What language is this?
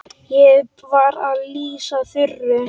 Icelandic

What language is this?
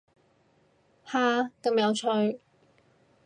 Cantonese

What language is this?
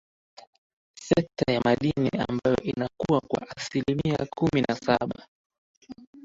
Swahili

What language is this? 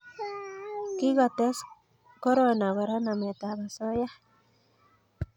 Kalenjin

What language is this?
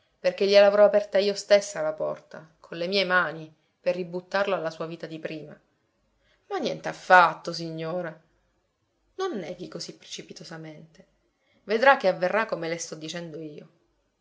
Italian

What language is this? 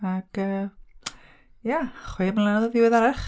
Welsh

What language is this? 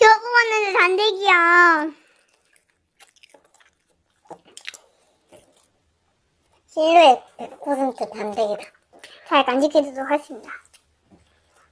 Korean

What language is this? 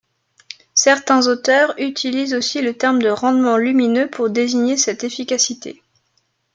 French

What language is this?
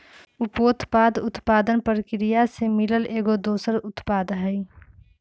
Magahi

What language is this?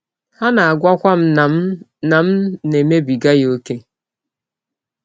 Igbo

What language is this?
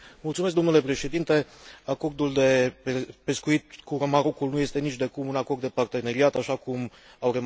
Romanian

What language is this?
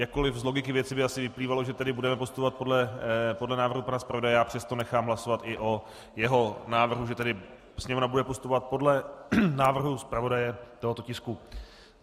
Czech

